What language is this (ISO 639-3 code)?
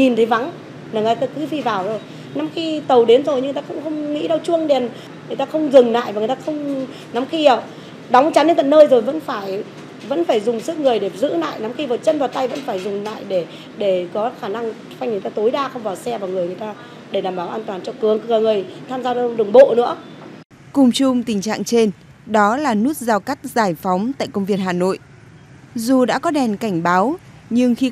vie